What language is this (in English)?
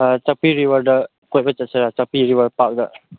Manipuri